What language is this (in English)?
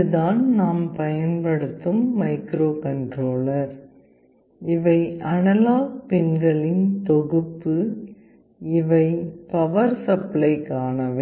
Tamil